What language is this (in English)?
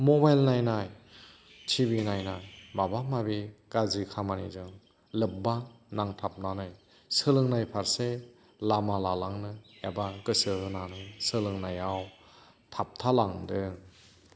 Bodo